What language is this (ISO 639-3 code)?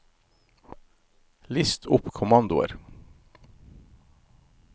nor